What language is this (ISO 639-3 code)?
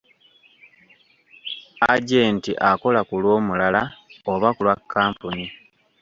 lug